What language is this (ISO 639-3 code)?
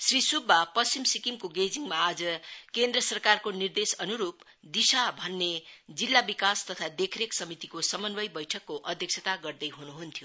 nep